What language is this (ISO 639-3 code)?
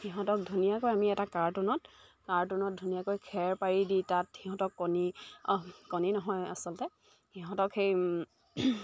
asm